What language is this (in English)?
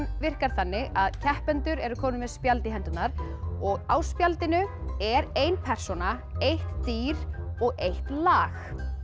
Icelandic